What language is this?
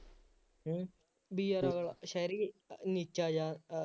Punjabi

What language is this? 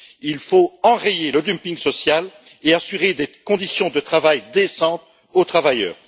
French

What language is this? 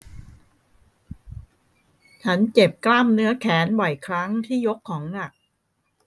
Thai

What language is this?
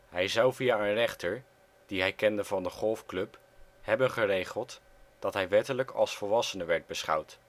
Dutch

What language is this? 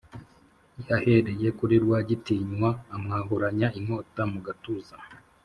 Kinyarwanda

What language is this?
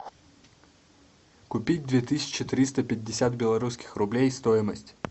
Russian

